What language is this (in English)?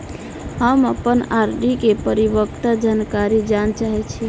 Maithili